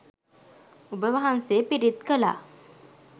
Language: Sinhala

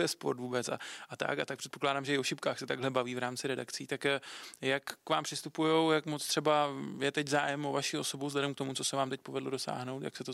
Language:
Czech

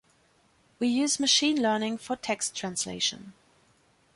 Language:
English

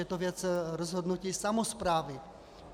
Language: Czech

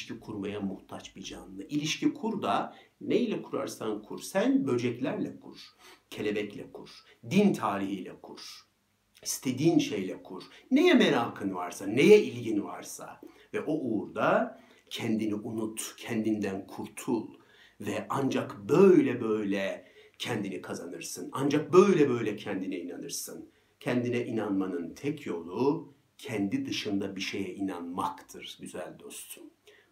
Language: Turkish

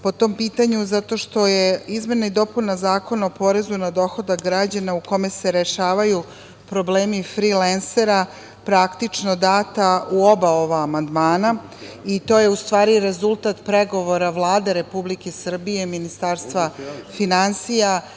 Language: Serbian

